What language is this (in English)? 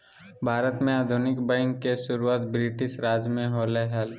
Magahi